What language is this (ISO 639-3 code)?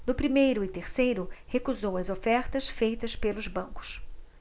por